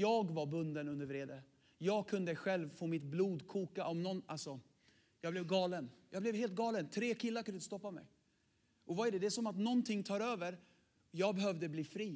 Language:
Swedish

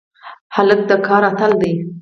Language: Pashto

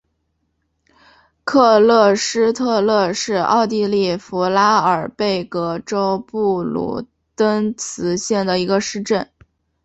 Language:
Chinese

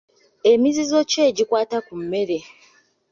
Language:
Ganda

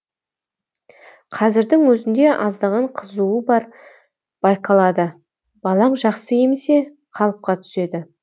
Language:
Kazakh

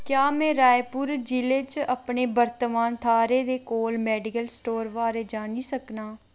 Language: Dogri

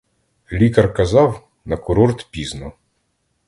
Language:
Ukrainian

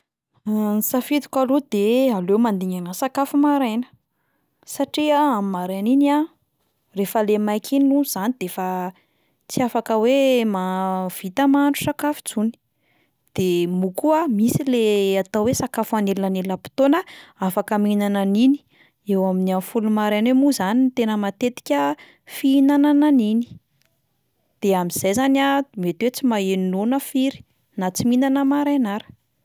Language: Malagasy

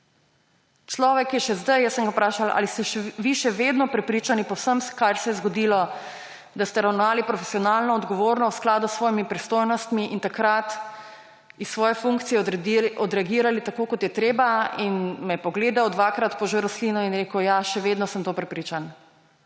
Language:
Slovenian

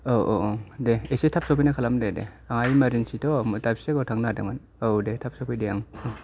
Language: Bodo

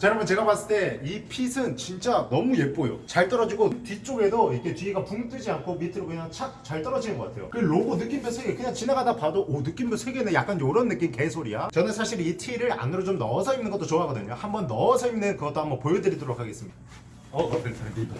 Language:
Korean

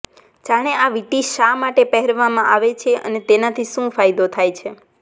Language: Gujarati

